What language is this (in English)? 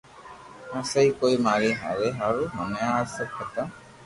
Loarki